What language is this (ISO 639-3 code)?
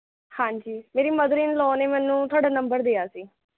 pan